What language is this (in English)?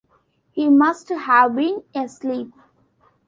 English